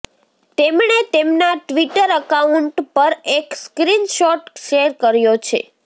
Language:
Gujarati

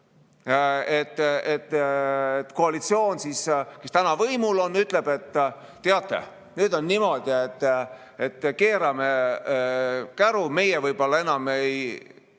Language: Estonian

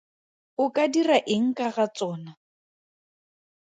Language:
Tswana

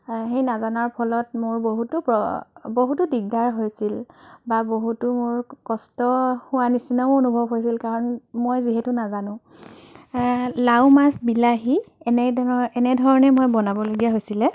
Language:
Assamese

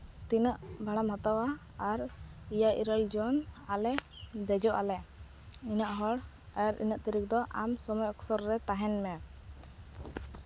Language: Santali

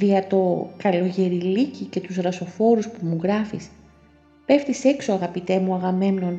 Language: Greek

